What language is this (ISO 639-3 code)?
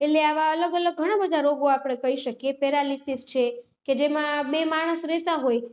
guj